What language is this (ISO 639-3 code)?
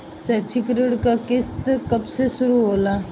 bho